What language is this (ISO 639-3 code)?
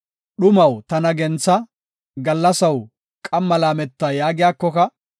gof